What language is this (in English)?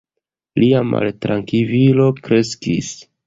Esperanto